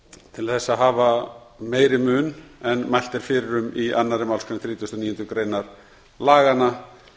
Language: Icelandic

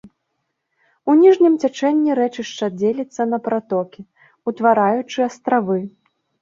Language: Belarusian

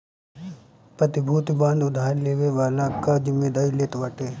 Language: Bhojpuri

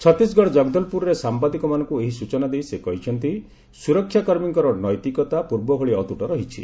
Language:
Odia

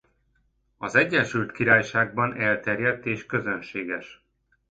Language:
Hungarian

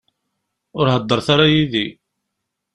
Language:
Kabyle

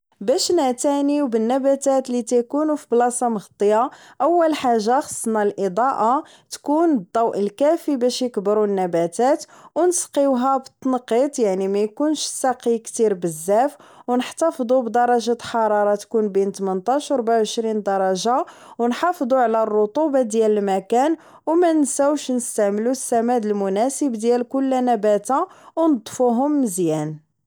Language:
Moroccan Arabic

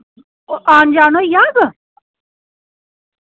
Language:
Dogri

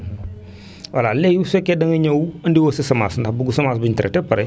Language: Wolof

